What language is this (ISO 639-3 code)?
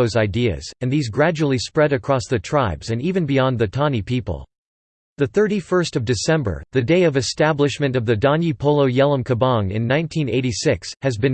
eng